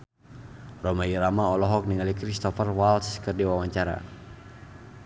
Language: Sundanese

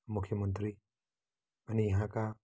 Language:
Nepali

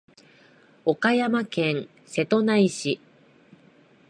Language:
Japanese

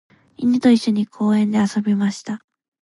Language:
Japanese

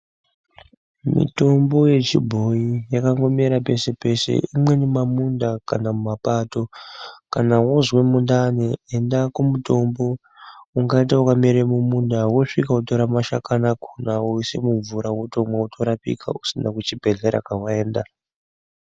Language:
Ndau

